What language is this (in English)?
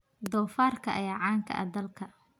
Somali